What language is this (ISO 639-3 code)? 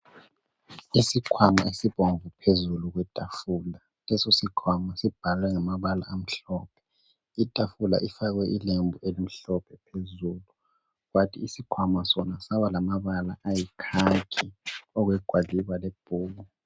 nde